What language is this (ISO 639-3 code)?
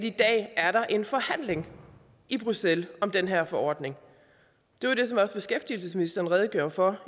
dan